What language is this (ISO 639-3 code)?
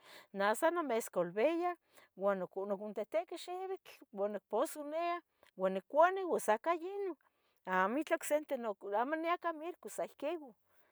nhg